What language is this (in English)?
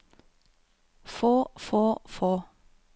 Norwegian